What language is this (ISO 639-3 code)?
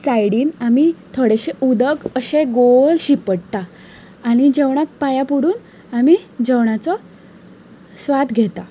kok